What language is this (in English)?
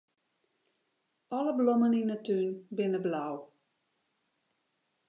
Western Frisian